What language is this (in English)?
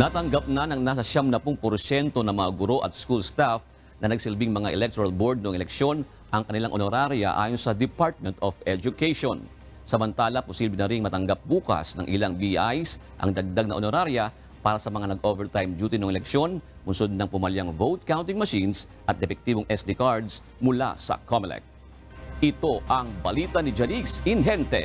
Filipino